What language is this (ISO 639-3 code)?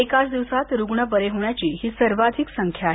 mar